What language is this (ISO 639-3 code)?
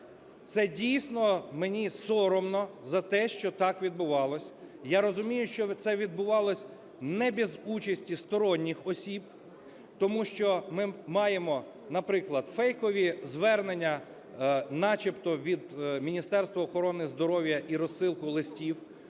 ukr